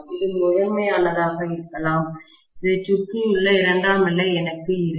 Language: Tamil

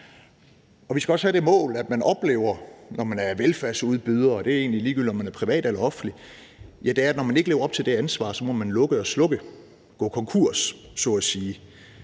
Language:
Danish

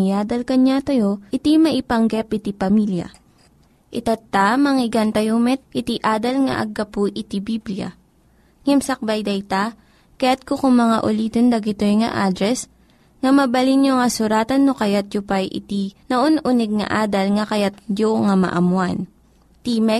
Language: Filipino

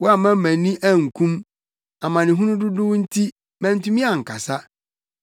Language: Akan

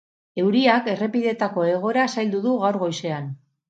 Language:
Basque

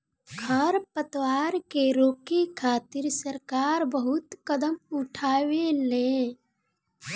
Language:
Bhojpuri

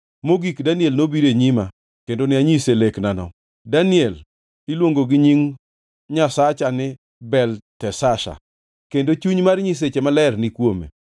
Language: Luo (Kenya and Tanzania)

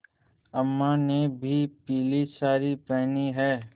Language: Hindi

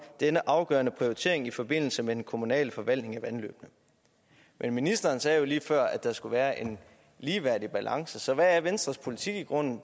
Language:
Danish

